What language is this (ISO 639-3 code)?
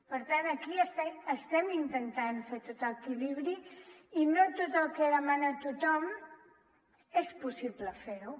cat